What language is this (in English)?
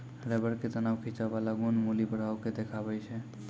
Maithili